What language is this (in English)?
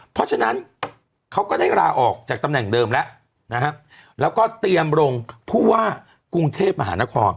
Thai